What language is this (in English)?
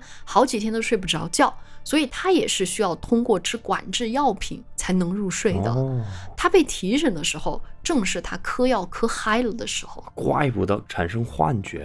Chinese